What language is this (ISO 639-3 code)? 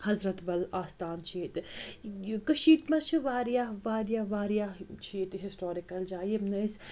kas